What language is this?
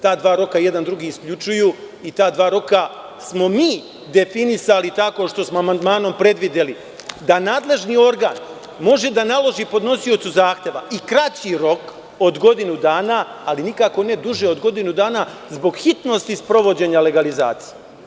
Serbian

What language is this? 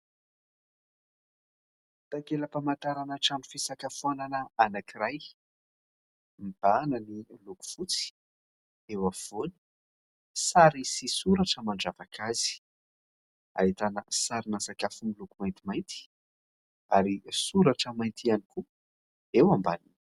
Malagasy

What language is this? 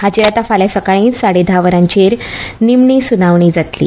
Konkani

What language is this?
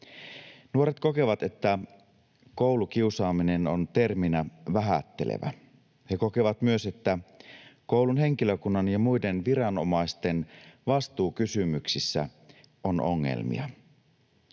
Finnish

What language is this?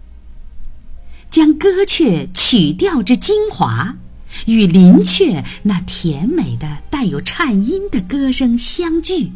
Chinese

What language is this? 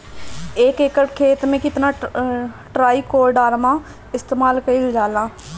Bhojpuri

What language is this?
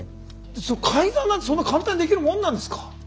Japanese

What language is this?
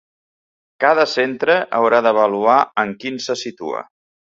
Catalan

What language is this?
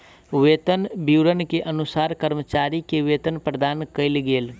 Maithili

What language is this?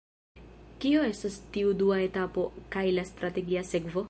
Esperanto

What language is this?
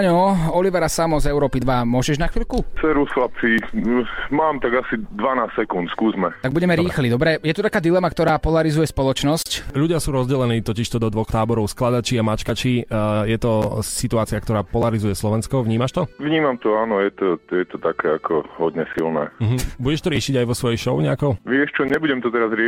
Slovak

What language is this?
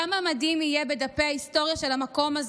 Hebrew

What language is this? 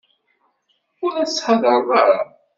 Kabyle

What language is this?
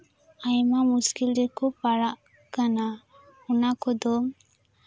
Santali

